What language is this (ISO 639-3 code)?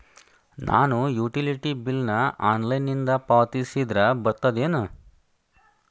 kan